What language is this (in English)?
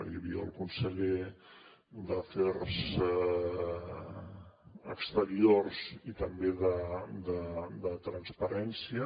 Catalan